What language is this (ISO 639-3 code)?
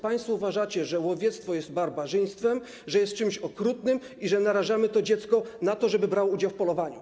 pol